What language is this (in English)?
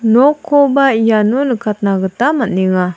Garo